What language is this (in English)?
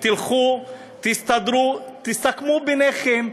Hebrew